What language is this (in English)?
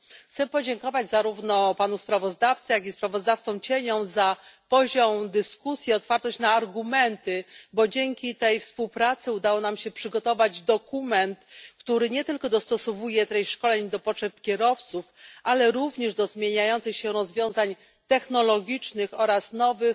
Polish